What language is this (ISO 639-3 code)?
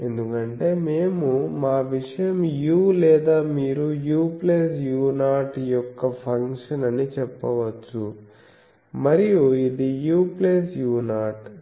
tel